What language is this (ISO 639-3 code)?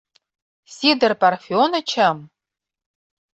chm